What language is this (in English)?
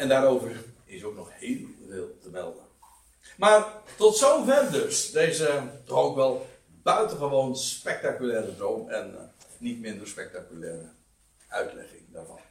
Dutch